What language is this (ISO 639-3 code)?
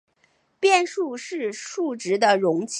zho